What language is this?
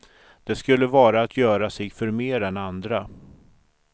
Swedish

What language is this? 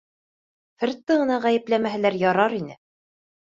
Bashkir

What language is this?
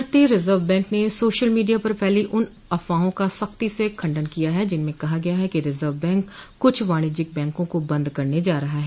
Hindi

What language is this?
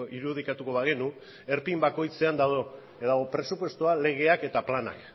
Basque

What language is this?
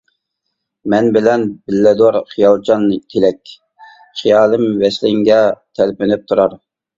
Uyghur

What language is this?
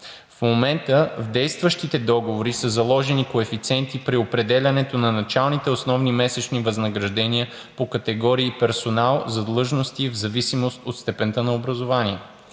Bulgarian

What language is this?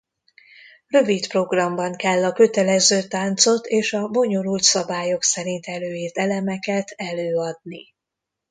Hungarian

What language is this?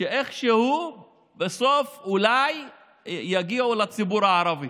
Hebrew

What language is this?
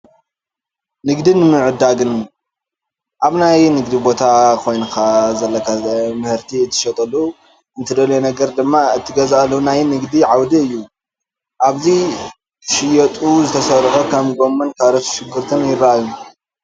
Tigrinya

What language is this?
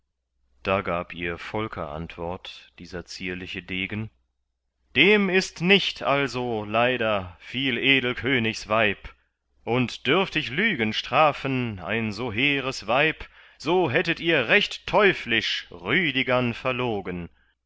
German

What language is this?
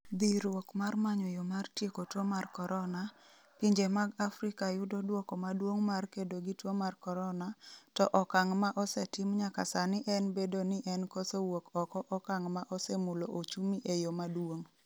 Luo (Kenya and Tanzania)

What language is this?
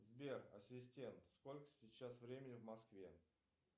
Russian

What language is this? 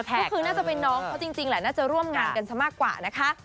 Thai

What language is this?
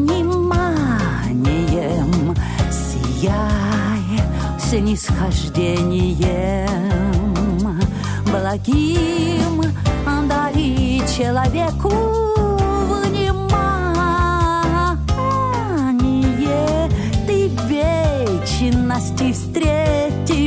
Russian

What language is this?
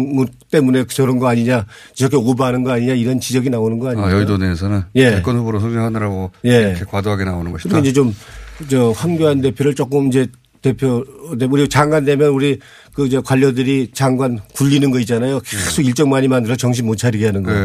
Korean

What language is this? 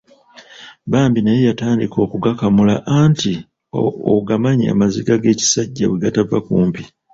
Ganda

